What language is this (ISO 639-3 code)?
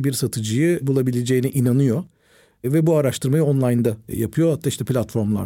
tur